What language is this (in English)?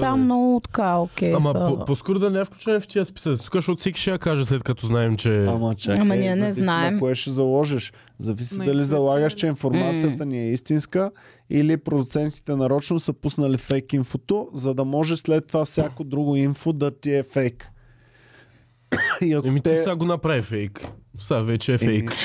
Bulgarian